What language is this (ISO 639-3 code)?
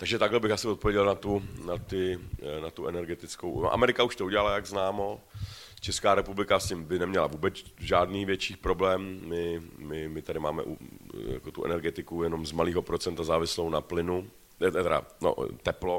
ces